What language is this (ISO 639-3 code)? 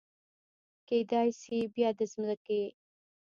pus